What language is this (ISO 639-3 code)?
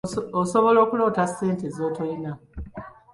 lug